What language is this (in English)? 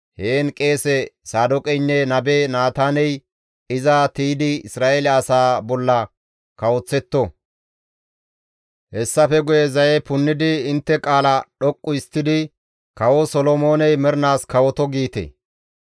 Gamo